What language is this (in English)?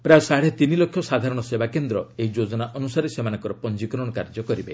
Odia